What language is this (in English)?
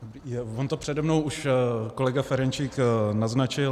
Czech